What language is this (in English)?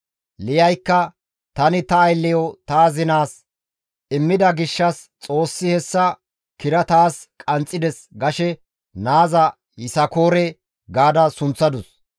Gamo